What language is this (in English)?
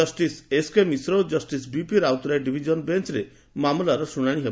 Odia